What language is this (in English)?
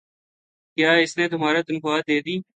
Urdu